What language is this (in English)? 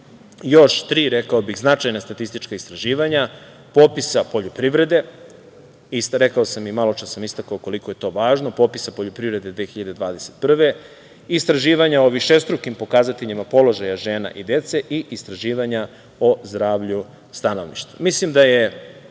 Serbian